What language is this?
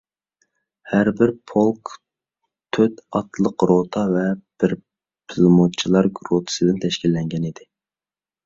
Uyghur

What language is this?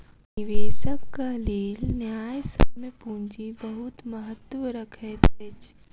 Maithili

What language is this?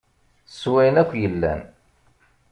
Kabyle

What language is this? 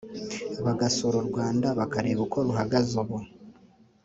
Kinyarwanda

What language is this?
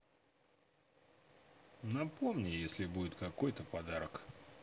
Russian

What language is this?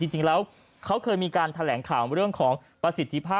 Thai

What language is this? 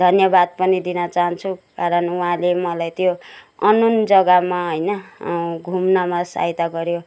Nepali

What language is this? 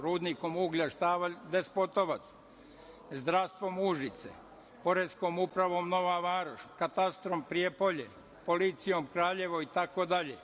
Serbian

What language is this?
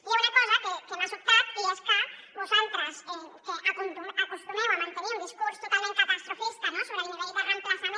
Catalan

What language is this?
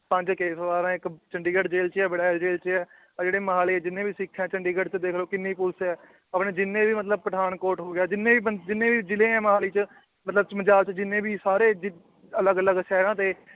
Punjabi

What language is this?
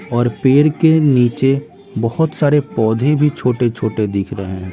Hindi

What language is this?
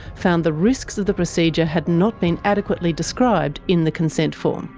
English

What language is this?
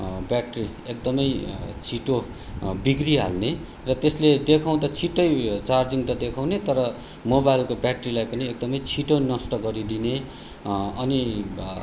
Nepali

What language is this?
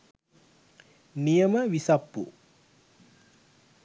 Sinhala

